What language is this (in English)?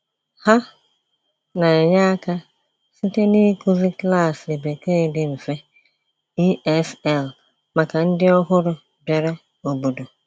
Igbo